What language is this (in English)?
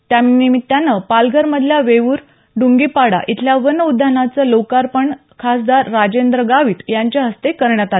Marathi